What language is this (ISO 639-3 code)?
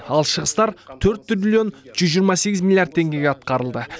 kaz